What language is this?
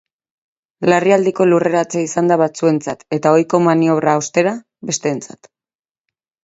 Basque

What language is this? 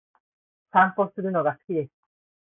Japanese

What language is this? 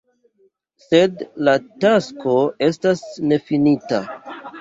Esperanto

